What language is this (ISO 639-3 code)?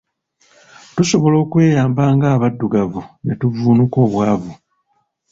lug